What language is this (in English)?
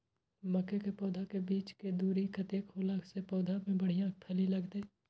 Maithili